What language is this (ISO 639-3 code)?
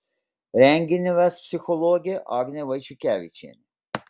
lit